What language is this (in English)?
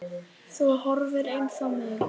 Icelandic